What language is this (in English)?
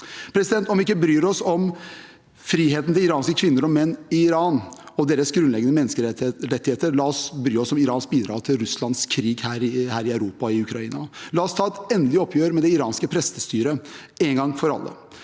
Norwegian